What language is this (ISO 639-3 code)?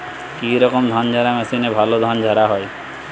ben